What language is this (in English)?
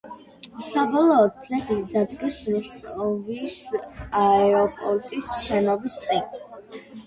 Georgian